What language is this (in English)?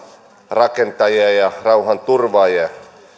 Finnish